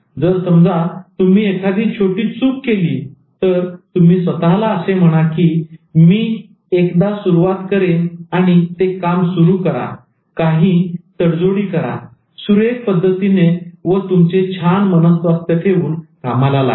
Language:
Marathi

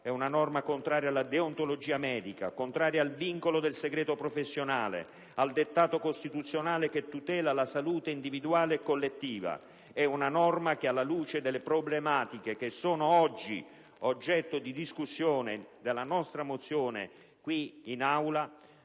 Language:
Italian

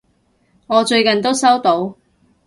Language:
Cantonese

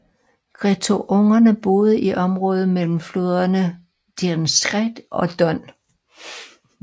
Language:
Danish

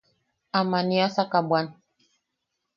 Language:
Yaqui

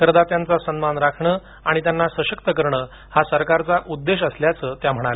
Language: Marathi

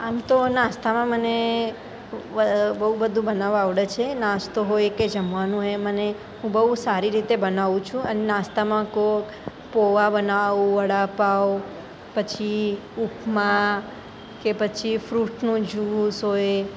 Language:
Gujarati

